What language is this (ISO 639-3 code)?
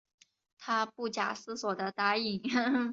zho